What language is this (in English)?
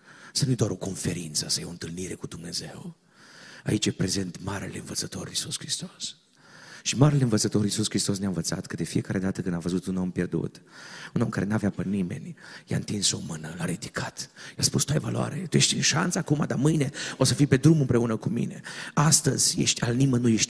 Romanian